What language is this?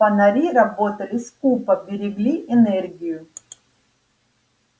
Russian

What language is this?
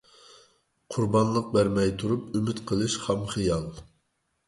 Uyghur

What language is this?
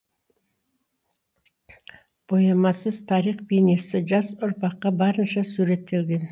Kazakh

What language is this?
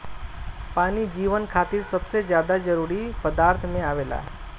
Bhojpuri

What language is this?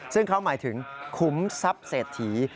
Thai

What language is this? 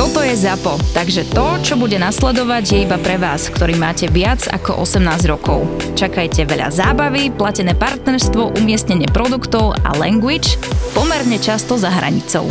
Slovak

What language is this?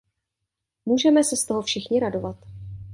Czech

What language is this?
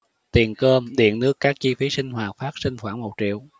Vietnamese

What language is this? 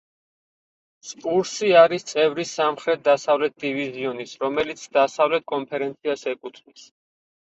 Georgian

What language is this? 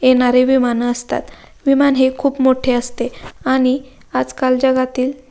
Marathi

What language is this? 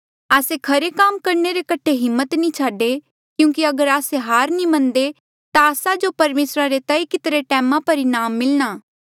Mandeali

